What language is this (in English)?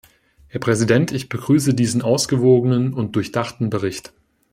German